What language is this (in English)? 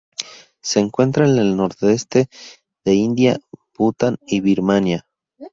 Spanish